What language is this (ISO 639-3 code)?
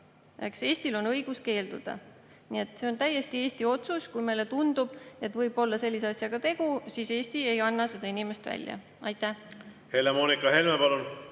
est